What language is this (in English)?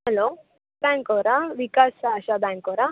Kannada